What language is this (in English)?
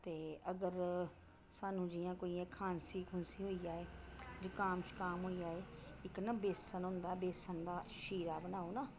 Dogri